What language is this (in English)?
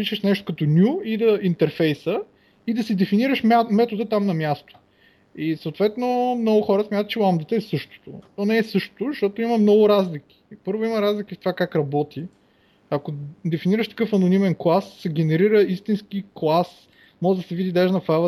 Bulgarian